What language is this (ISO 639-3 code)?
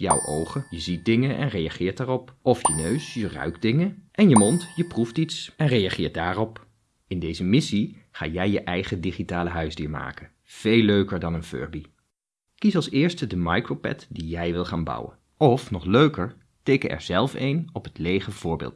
nld